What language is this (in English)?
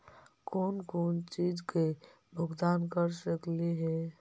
Magahi